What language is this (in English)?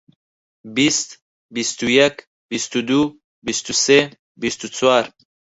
Central Kurdish